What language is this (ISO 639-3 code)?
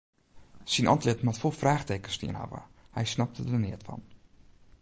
fry